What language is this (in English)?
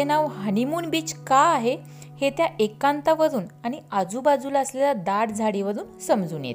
Marathi